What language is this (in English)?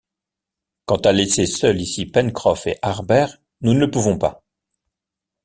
French